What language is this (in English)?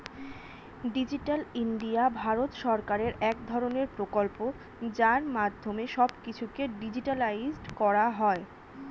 Bangla